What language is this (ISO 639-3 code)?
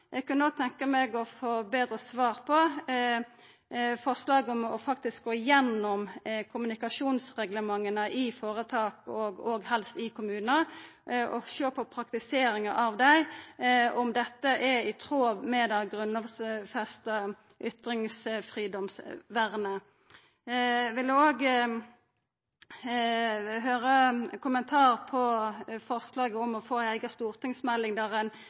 nno